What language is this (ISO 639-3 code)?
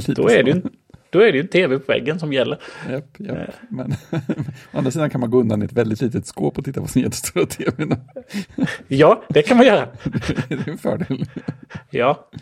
swe